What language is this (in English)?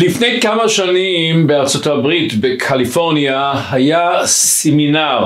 Hebrew